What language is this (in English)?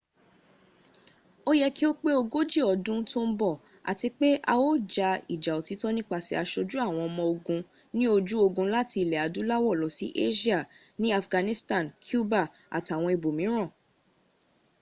Yoruba